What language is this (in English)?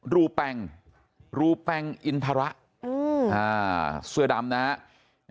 Thai